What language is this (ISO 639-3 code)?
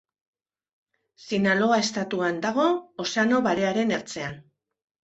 eus